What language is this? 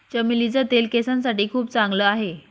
Marathi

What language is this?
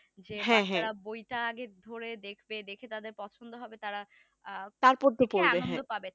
Bangla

